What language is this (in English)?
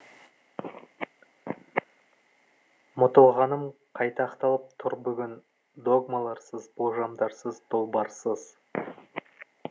Kazakh